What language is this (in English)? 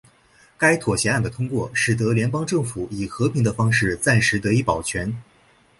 Chinese